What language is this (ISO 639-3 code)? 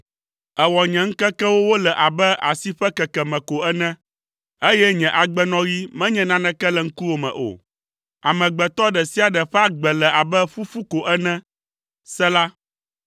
ewe